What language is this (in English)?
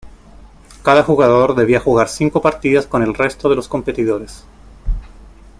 Spanish